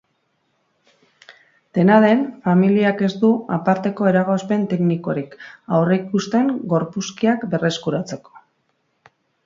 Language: Basque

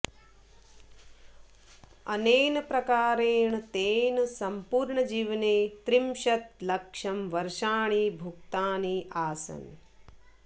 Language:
Sanskrit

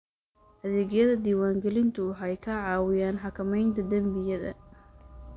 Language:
Somali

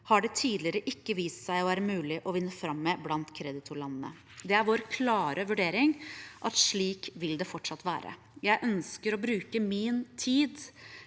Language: Norwegian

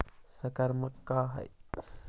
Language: Magahi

